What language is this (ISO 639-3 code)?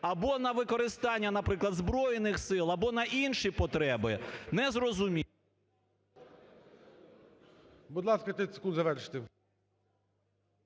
ukr